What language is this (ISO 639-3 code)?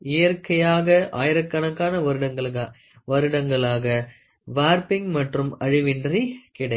tam